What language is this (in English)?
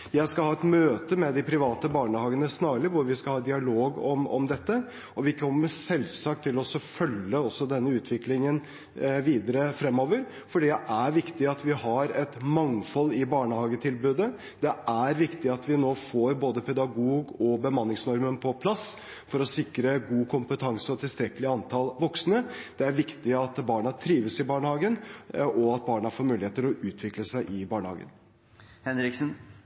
Norwegian Bokmål